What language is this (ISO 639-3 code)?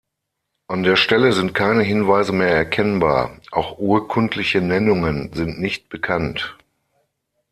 deu